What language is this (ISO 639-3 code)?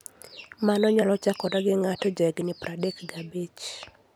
luo